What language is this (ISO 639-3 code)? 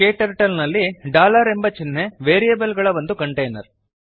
kan